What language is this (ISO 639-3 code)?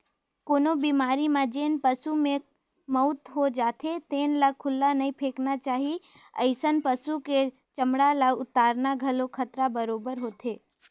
hne